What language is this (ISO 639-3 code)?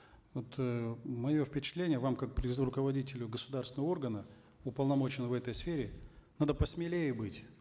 kaz